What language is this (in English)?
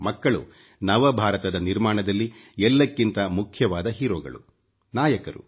Kannada